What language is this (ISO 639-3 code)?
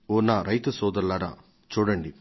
tel